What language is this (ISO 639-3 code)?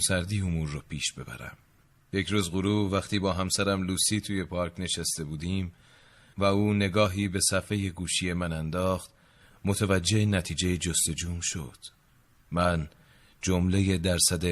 fas